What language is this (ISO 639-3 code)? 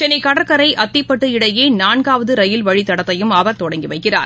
tam